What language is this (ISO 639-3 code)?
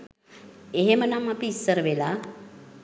sin